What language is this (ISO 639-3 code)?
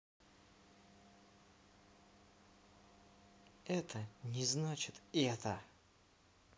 rus